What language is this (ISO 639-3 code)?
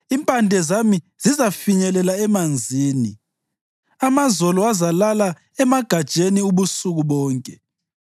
nde